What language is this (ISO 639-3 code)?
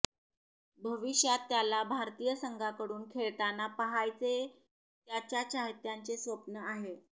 mar